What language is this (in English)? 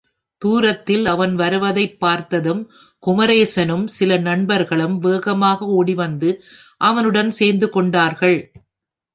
Tamil